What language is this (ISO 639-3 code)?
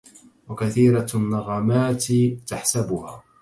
ara